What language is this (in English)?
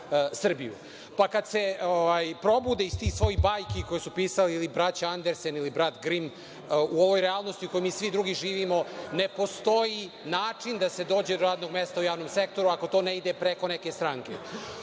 Serbian